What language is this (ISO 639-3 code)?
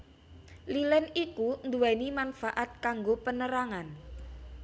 jav